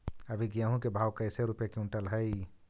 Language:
Magahi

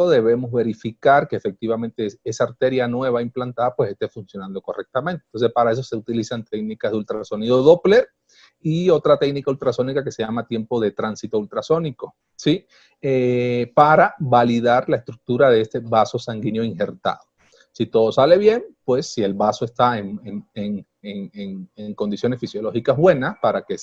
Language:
Spanish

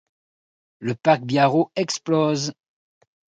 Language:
French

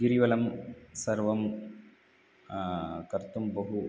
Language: Sanskrit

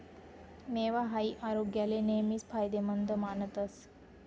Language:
Marathi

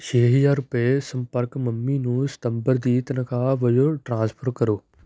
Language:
Punjabi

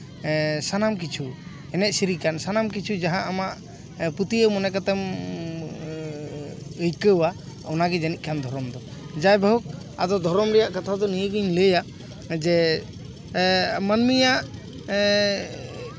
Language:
Santali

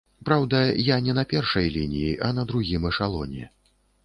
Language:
Belarusian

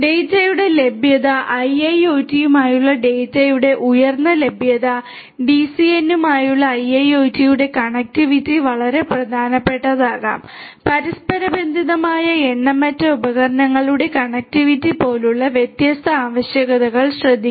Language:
Malayalam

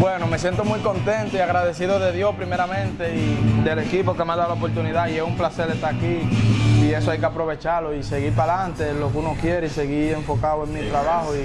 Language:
Spanish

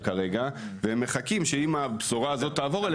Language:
Hebrew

